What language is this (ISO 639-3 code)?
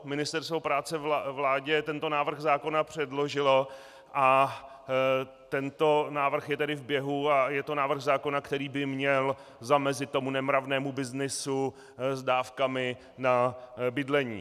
ces